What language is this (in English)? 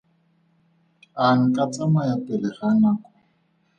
Tswana